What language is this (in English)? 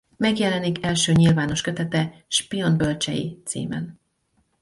Hungarian